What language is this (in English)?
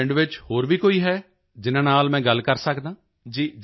Punjabi